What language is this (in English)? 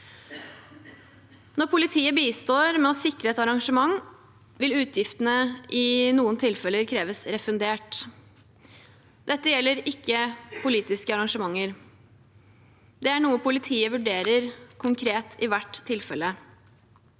Norwegian